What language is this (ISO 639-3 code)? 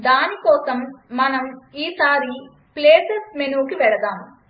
tel